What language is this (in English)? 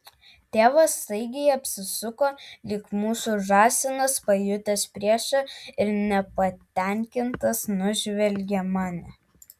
Lithuanian